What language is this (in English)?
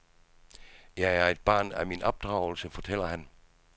Danish